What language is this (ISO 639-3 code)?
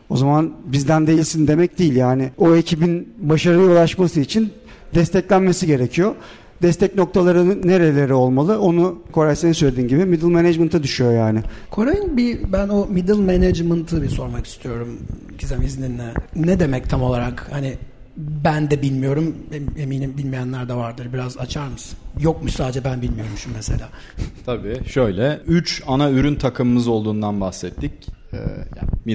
tur